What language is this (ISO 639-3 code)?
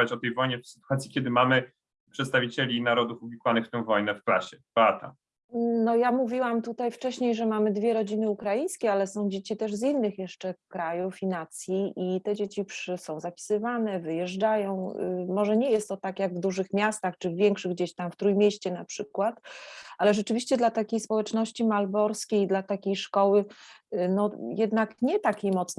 pol